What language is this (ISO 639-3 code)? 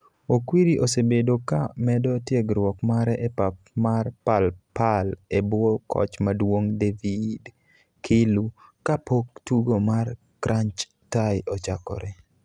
luo